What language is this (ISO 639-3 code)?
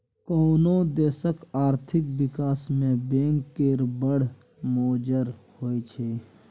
mai